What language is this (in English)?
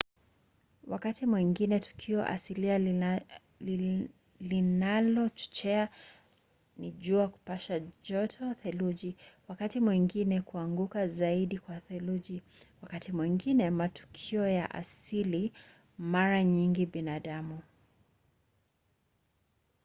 Swahili